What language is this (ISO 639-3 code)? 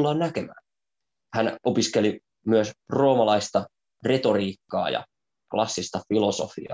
fin